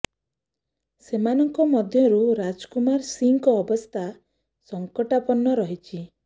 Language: Odia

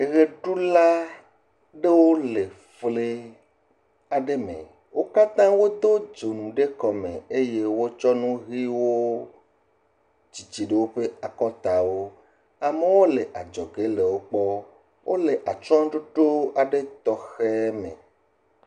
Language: Ewe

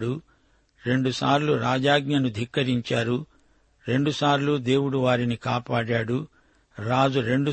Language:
Telugu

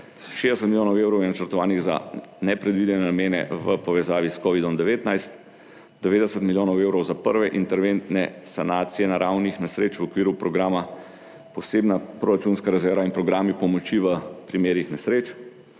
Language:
Slovenian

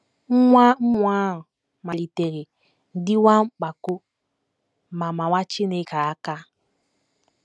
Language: Igbo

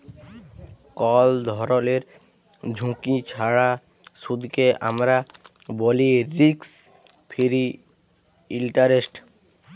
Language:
Bangla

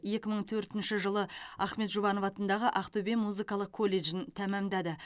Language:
Kazakh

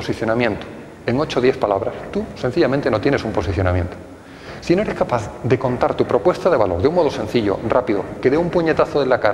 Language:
Spanish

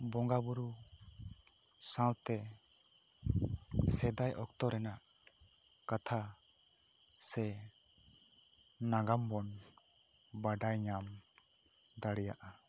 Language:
Santali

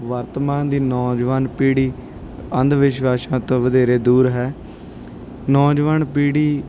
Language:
Punjabi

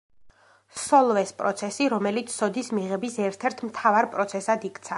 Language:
Georgian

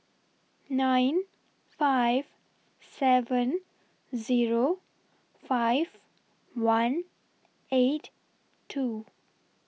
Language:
English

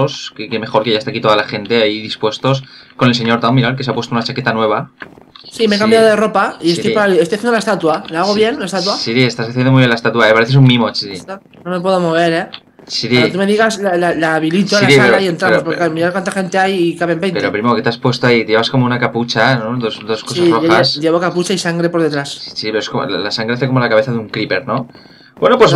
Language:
Spanish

